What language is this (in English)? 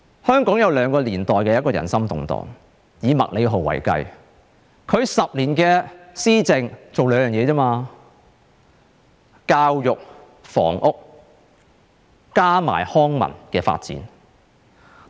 Cantonese